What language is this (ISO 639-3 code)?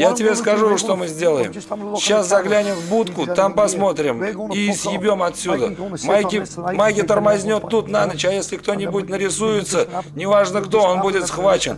rus